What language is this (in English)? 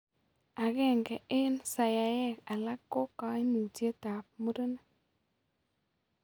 Kalenjin